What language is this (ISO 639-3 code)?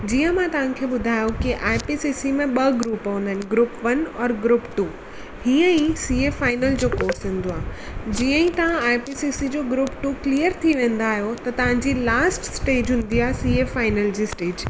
snd